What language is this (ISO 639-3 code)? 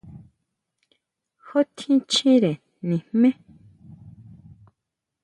mau